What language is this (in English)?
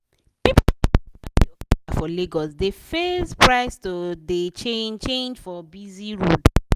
Nigerian Pidgin